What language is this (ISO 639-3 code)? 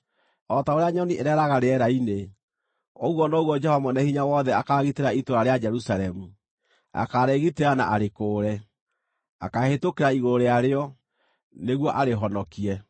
kik